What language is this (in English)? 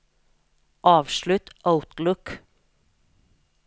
Norwegian